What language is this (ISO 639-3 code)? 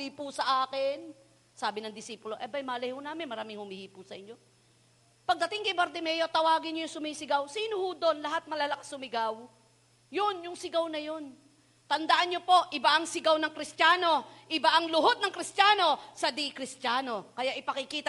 fil